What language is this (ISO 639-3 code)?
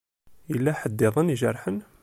kab